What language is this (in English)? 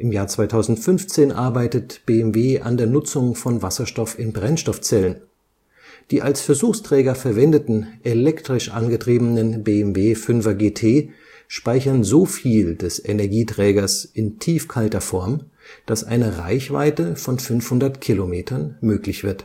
German